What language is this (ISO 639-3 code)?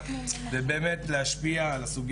heb